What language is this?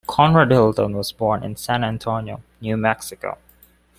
English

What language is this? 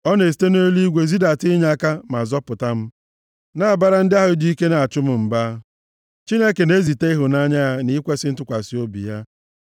Igbo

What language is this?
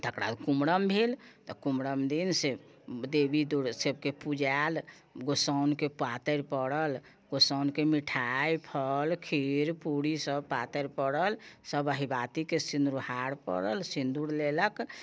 Maithili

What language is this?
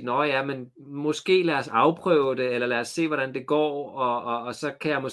Danish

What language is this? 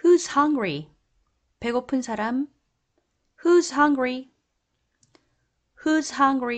Korean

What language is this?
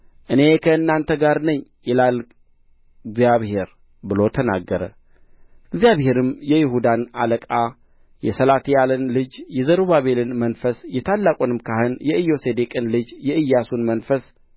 Amharic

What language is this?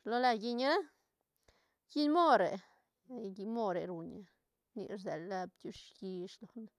Santa Catarina Albarradas Zapotec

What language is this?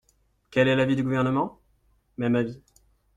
French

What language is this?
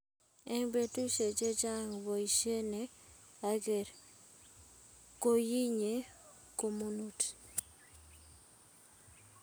Kalenjin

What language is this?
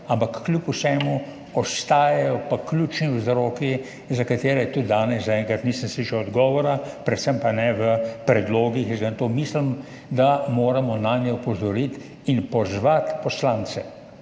Slovenian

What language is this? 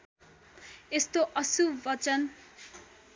Nepali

